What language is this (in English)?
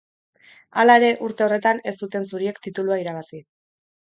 Basque